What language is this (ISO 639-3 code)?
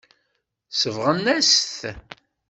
kab